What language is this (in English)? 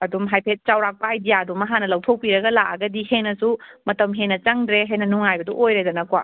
Manipuri